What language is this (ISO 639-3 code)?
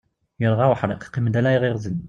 kab